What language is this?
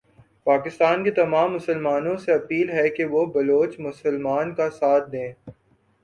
Urdu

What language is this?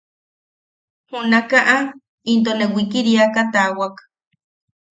Yaqui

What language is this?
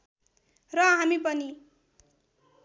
Nepali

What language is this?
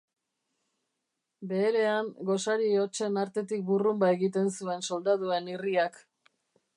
Basque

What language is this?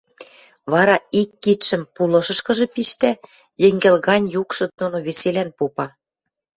Western Mari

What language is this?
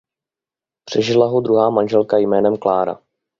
Czech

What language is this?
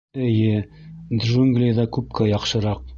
Bashkir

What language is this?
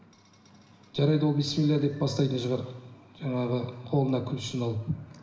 Kazakh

